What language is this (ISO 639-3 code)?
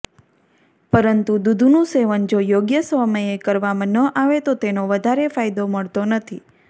guj